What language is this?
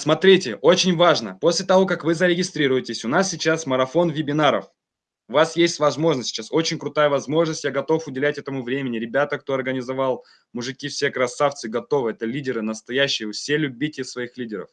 Russian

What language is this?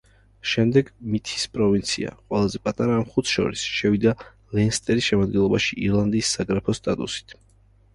Georgian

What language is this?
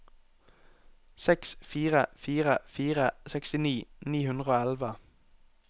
Norwegian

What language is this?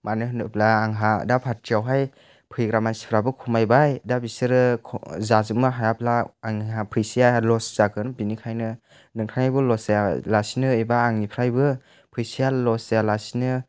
Bodo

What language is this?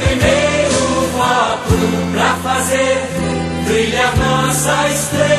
Portuguese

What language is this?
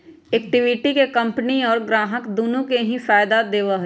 Magahi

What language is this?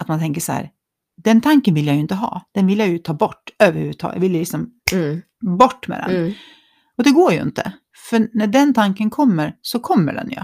Swedish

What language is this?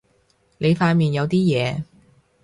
Cantonese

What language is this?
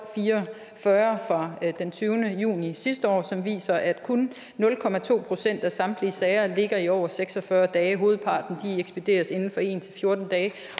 Danish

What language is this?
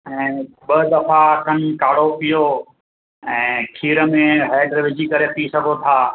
Sindhi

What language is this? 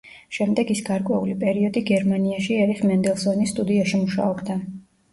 Georgian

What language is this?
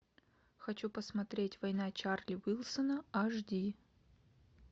Russian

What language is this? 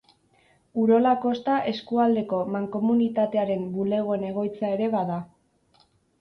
Basque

